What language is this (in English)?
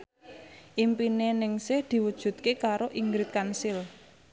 Javanese